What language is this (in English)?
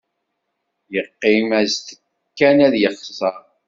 Kabyle